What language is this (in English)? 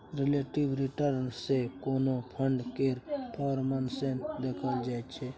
Maithili